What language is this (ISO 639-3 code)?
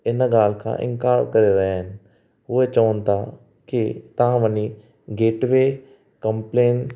snd